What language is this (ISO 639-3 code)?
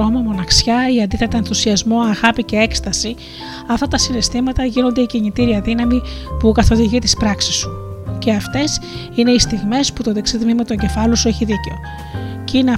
ell